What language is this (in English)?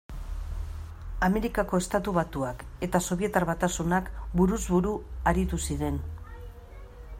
Basque